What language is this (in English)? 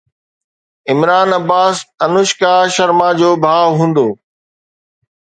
Sindhi